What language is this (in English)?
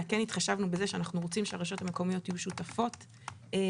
Hebrew